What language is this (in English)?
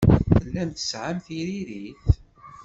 Kabyle